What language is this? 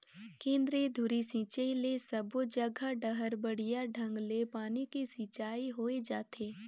Chhattisgarhi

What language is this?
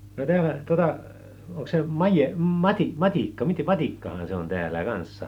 Finnish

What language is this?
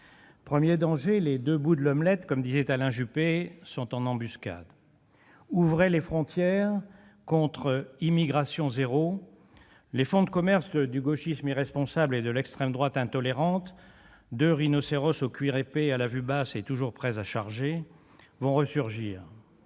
French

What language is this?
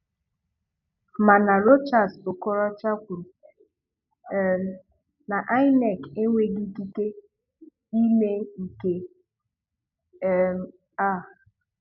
Igbo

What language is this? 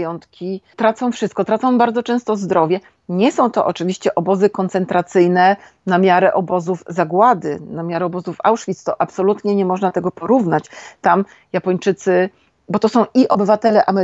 Polish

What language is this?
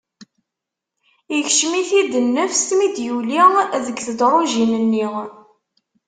Kabyle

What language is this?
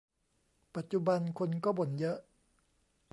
Thai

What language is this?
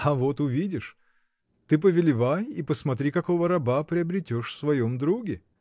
Russian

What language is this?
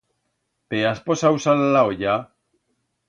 Aragonese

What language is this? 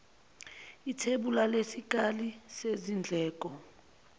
Zulu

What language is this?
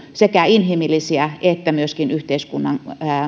Finnish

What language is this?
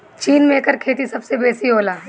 Bhojpuri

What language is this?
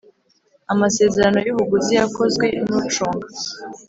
Kinyarwanda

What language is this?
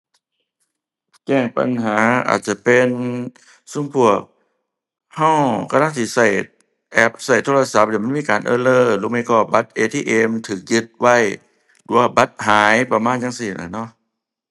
Thai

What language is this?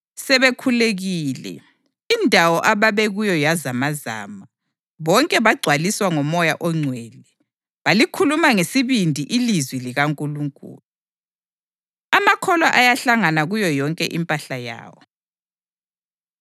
North Ndebele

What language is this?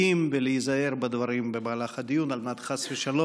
Hebrew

